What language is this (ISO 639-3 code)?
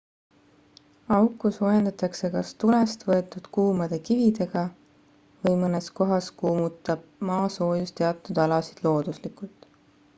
est